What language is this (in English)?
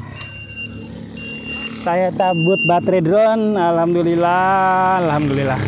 Indonesian